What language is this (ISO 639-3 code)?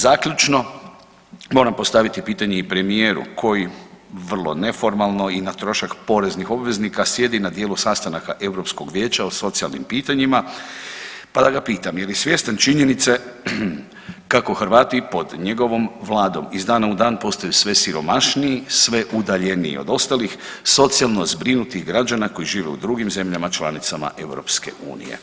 hrv